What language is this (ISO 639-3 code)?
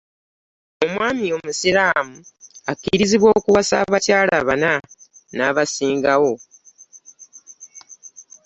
lug